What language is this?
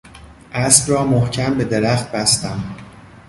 Persian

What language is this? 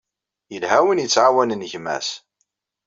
Kabyle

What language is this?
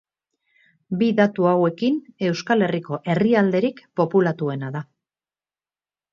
Basque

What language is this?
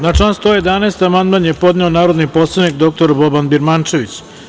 Serbian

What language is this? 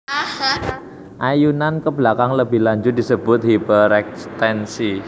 Javanese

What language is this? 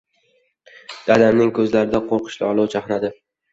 Uzbek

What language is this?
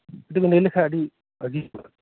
Santali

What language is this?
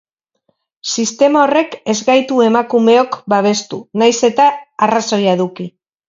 Basque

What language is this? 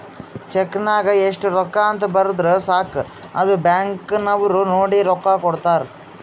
Kannada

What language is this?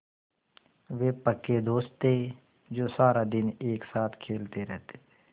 Hindi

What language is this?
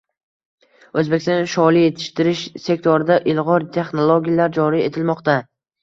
Uzbek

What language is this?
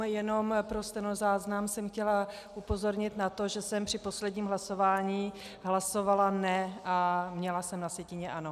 Czech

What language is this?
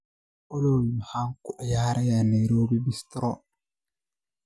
Somali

